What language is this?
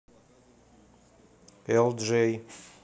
Russian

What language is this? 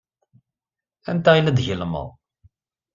Kabyle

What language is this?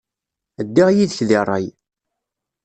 Kabyle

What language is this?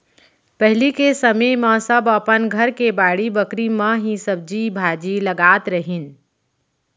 Chhattisgarhi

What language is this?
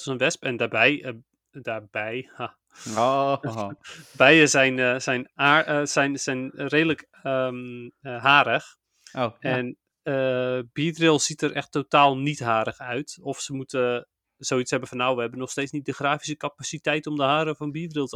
Dutch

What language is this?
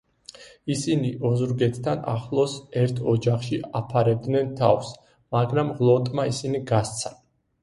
Georgian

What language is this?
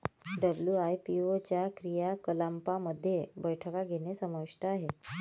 Marathi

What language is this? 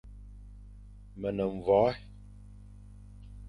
Fang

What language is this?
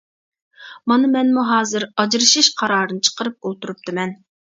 Uyghur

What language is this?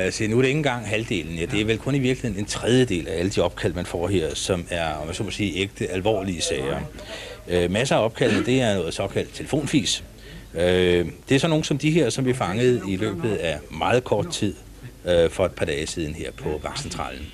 Danish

